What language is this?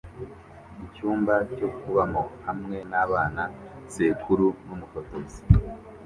Kinyarwanda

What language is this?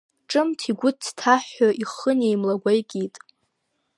Abkhazian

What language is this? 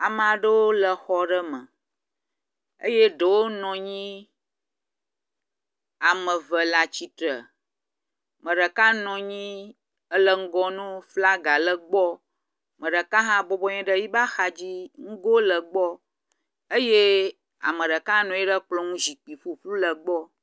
Ewe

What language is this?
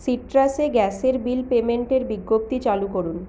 Bangla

